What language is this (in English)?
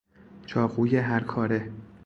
Persian